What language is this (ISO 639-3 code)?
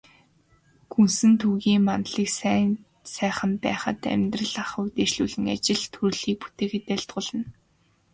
mon